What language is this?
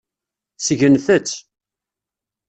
Kabyle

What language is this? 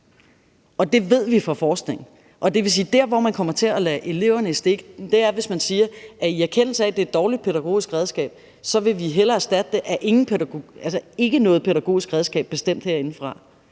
Danish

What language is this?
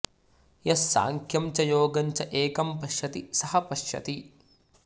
Sanskrit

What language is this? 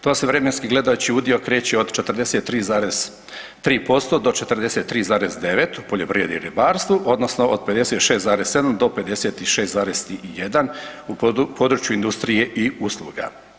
Croatian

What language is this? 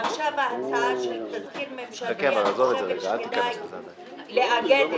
Hebrew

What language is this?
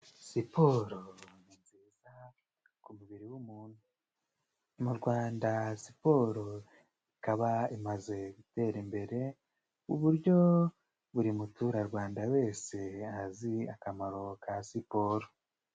Kinyarwanda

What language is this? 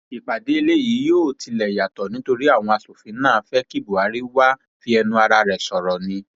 Yoruba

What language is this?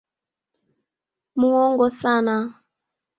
Swahili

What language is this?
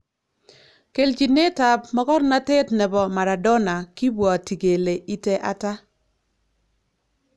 Kalenjin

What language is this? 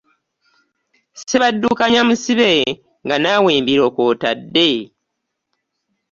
Ganda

